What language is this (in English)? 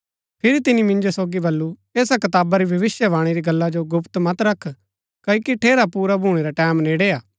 Gaddi